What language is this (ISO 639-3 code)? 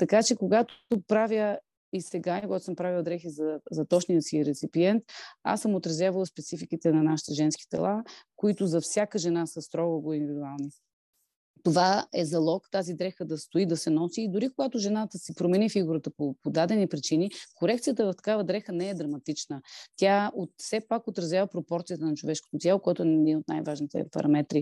bul